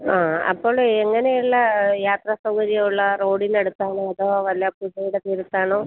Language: Malayalam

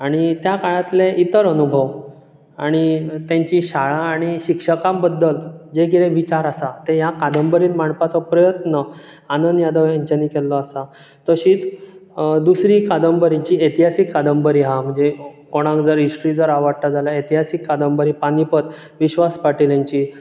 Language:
Konkani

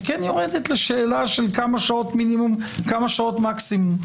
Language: Hebrew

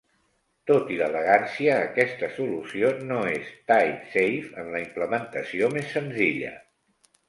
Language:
Catalan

